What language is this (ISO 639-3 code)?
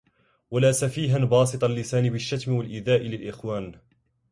ara